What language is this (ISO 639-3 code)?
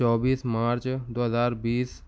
urd